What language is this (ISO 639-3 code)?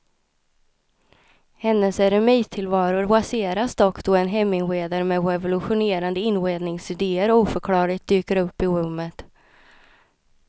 swe